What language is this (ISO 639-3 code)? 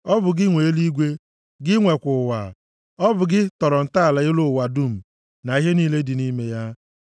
ibo